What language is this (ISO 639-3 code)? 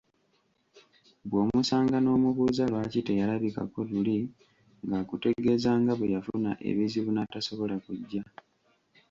lug